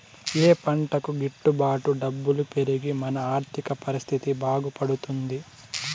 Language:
Telugu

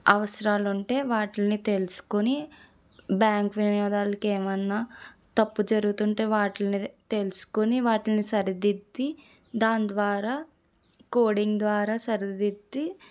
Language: Telugu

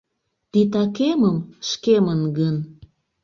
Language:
Mari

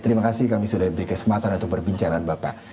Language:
Indonesian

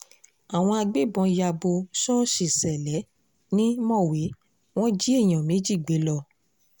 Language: Yoruba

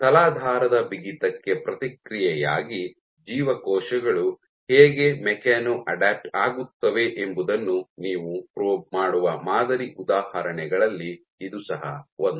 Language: Kannada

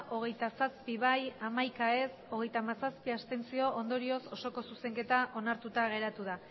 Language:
Basque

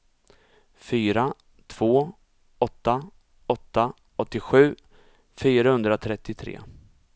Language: Swedish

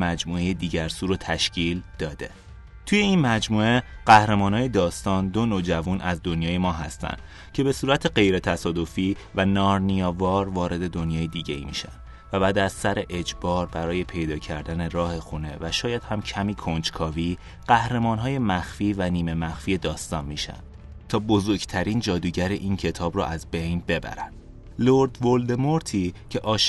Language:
Persian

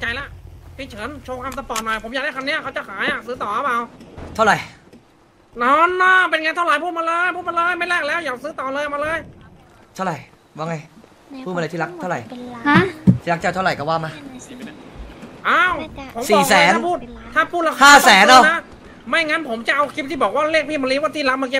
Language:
Thai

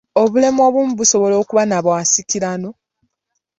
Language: Ganda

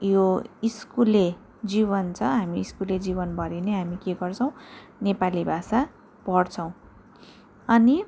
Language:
Nepali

